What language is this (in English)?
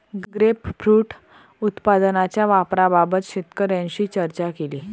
Marathi